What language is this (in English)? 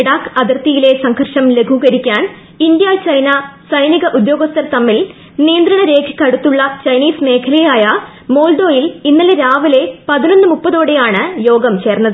Malayalam